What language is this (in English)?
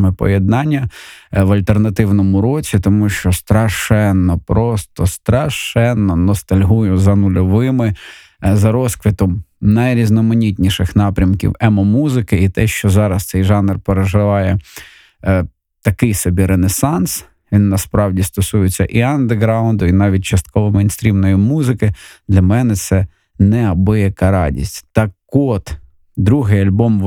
Ukrainian